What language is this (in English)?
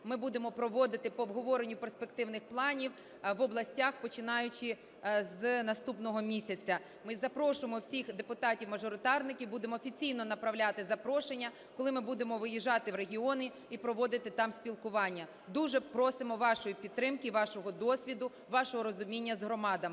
Ukrainian